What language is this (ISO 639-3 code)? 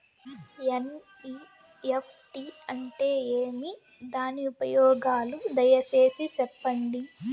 tel